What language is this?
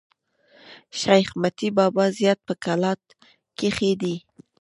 Pashto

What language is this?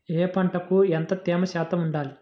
Telugu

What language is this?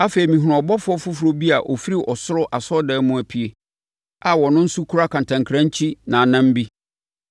Akan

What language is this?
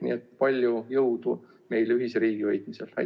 Estonian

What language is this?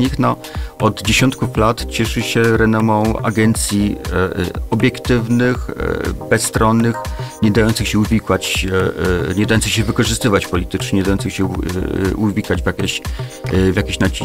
Polish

